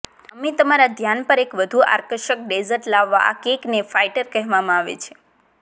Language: Gujarati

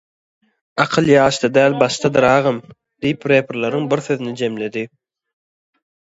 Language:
Turkmen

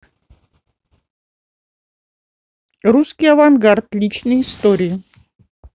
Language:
Russian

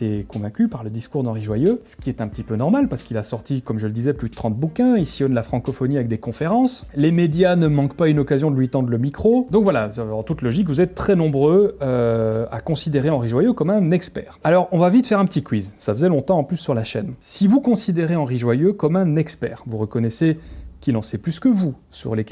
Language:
French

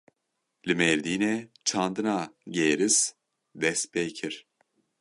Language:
Kurdish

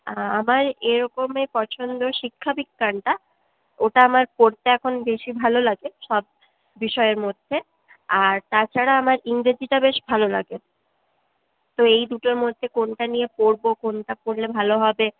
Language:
Bangla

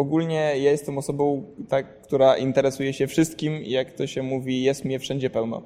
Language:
Polish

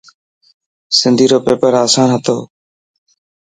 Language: Dhatki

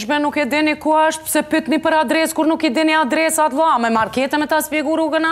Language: Romanian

